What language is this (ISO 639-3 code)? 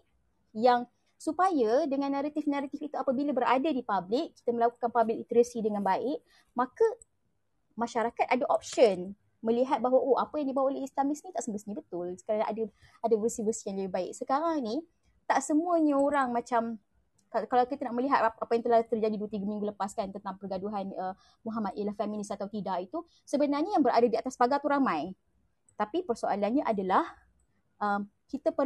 msa